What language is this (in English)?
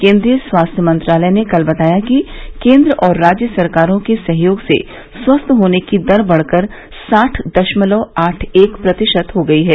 Hindi